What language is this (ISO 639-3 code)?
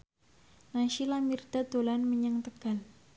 jav